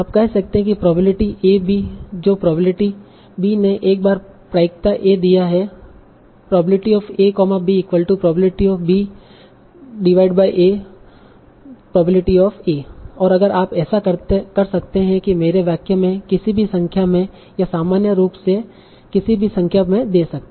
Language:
Hindi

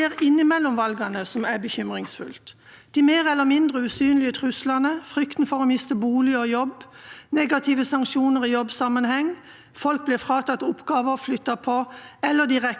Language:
Norwegian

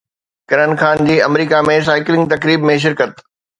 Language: Sindhi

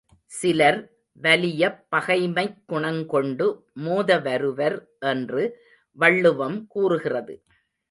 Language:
Tamil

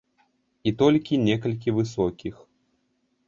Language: Belarusian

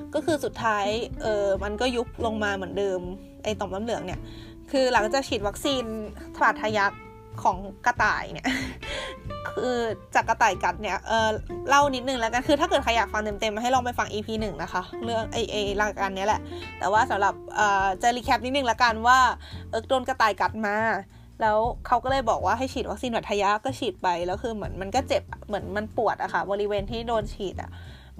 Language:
Thai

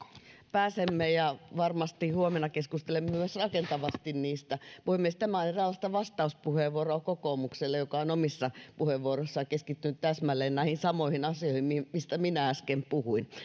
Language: Finnish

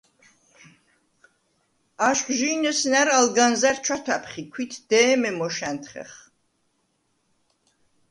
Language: Svan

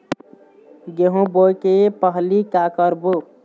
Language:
Chhattisgarhi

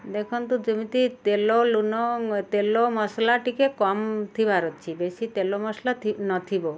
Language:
Odia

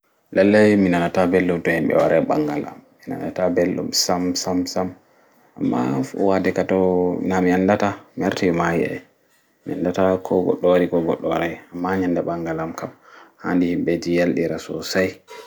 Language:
Fula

